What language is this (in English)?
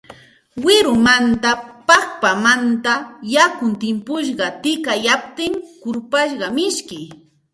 Santa Ana de Tusi Pasco Quechua